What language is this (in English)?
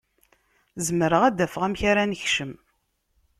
Kabyle